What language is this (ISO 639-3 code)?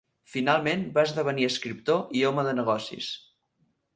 cat